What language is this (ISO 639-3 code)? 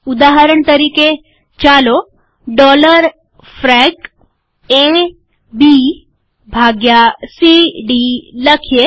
guj